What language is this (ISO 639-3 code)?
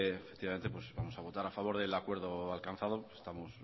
spa